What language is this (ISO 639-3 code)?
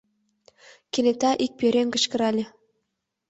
chm